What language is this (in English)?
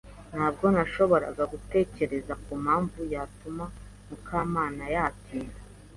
Kinyarwanda